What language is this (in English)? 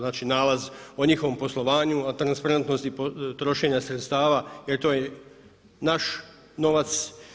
Croatian